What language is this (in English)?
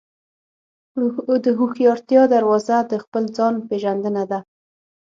Pashto